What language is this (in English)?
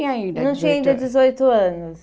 Portuguese